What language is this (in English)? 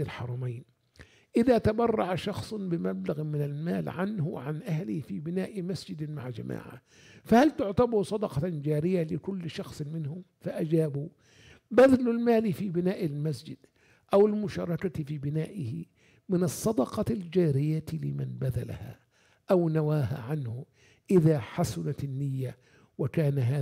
Arabic